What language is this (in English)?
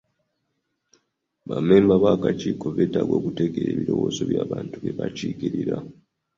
Ganda